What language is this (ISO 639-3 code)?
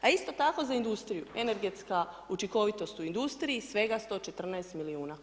hrv